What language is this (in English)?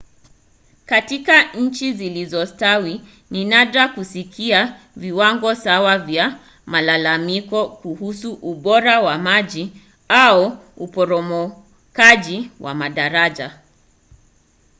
Swahili